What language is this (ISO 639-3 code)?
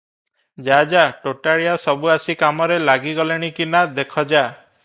ori